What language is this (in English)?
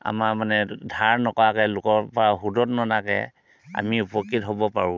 Assamese